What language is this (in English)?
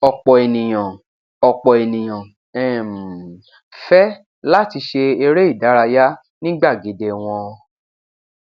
Yoruba